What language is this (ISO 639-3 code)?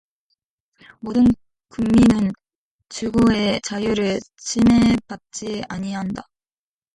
kor